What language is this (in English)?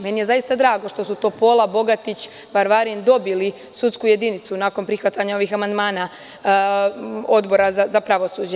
Serbian